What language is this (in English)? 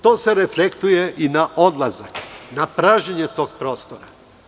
Serbian